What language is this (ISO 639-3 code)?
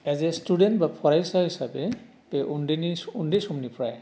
brx